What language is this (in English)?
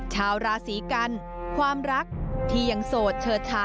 Thai